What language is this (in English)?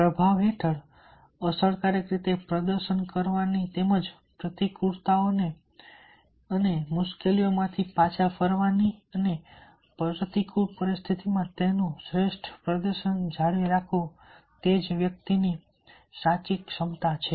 Gujarati